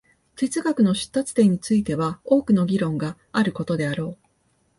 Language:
Japanese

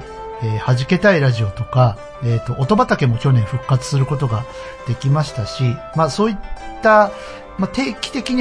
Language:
Japanese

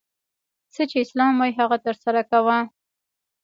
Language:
Pashto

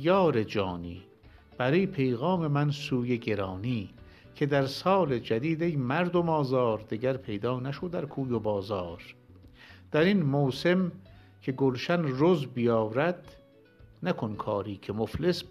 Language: Persian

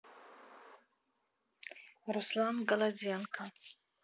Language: Russian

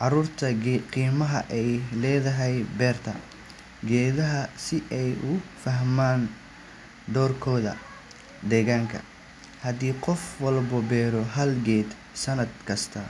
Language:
Somali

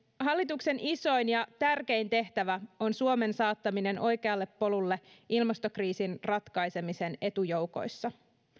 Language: Finnish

